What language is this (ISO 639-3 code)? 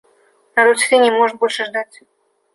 rus